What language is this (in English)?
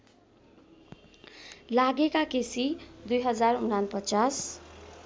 Nepali